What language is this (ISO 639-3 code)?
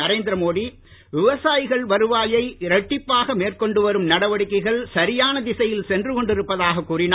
tam